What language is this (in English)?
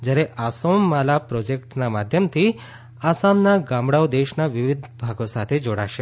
Gujarati